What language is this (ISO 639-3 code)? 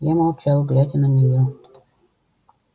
rus